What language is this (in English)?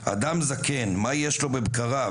Hebrew